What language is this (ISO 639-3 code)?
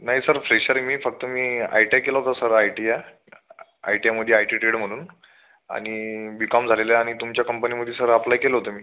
mar